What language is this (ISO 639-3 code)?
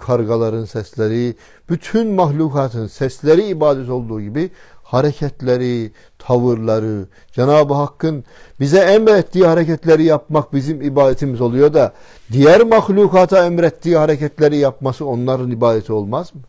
tur